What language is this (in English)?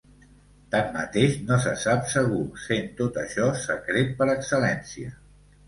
Catalan